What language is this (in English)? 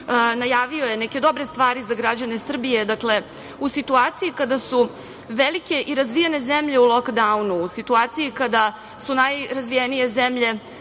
Serbian